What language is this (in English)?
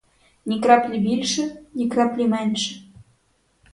Ukrainian